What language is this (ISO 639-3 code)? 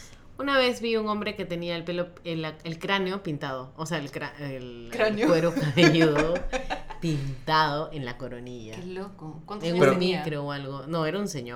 spa